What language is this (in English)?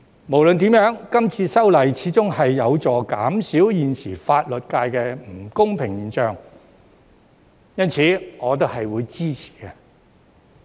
Cantonese